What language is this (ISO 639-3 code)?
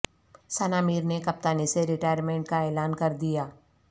urd